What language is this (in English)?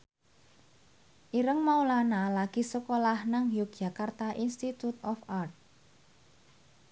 Javanese